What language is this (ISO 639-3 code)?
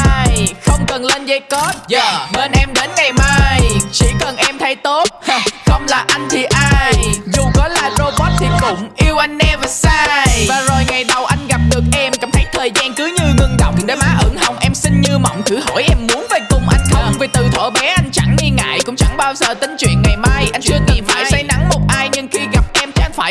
vie